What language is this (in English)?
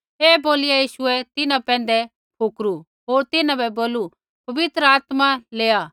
Kullu Pahari